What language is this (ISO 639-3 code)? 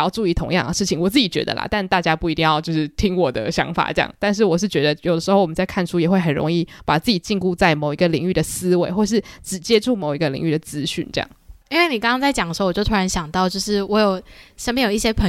zho